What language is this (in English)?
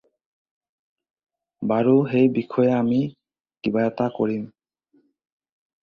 Assamese